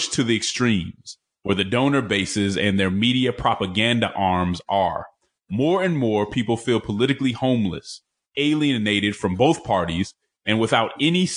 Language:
English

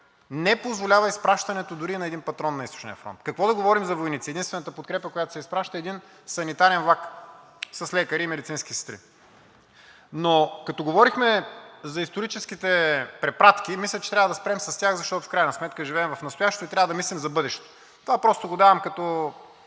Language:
Bulgarian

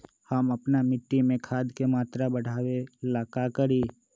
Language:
Magahi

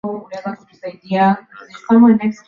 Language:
Swahili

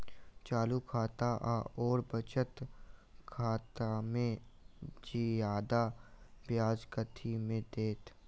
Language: Maithili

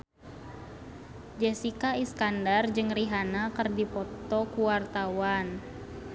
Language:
Sundanese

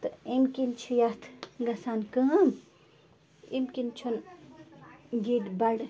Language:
Kashmiri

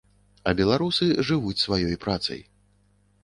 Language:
Belarusian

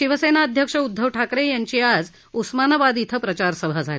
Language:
Marathi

